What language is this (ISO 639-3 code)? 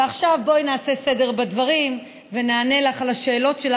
heb